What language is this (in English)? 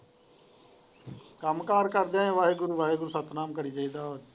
Punjabi